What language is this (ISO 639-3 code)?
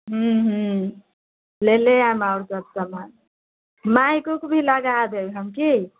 mai